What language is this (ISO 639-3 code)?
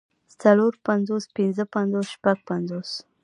pus